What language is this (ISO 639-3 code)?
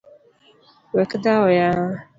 luo